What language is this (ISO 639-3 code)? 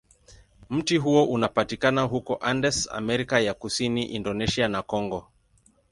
swa